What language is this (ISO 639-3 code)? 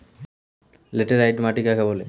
ben